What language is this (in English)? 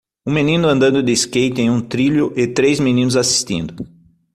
Portuguese